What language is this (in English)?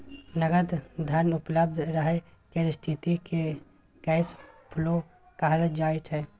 Maithili